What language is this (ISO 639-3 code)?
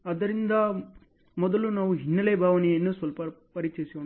kan